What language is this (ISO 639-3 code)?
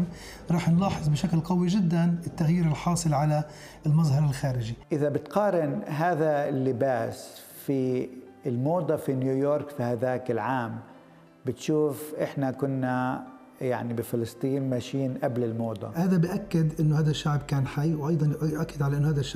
ara